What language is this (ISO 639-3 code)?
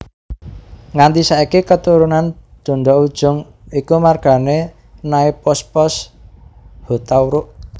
jav